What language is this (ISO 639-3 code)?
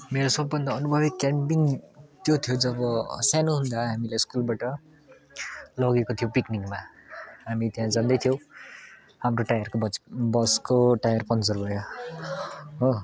nep